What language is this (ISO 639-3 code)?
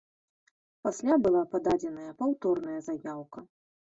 bel